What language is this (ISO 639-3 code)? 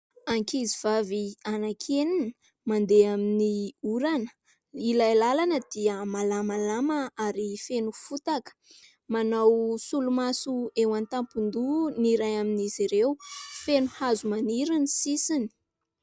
mlg